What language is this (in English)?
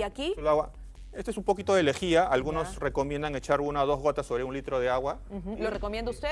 Spanish